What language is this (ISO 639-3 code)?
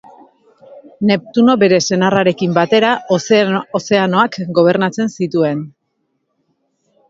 eus